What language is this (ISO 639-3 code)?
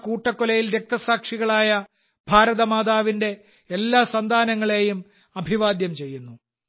mal